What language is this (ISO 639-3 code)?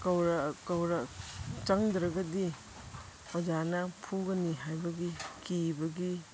mni